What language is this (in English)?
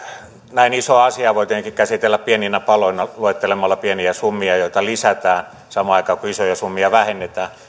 Finnish